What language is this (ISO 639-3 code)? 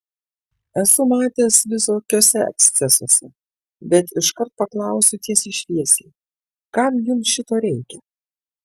lit